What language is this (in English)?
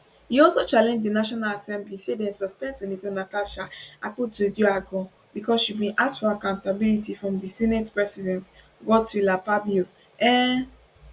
Nigerian Pidgin